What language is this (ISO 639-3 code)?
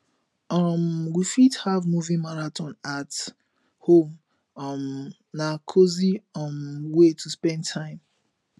pcm